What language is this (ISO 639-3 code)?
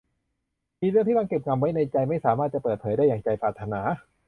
tha